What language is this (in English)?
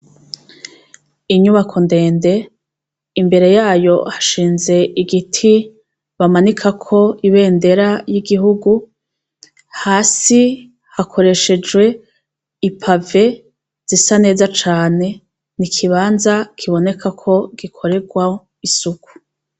Rundi